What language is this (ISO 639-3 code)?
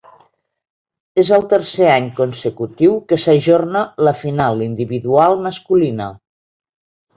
cat